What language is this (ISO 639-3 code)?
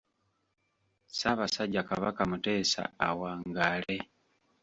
lug